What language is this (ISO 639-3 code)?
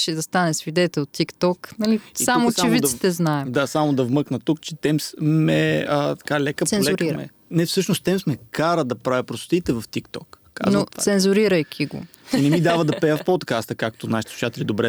bul